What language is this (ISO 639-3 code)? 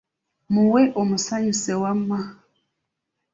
lug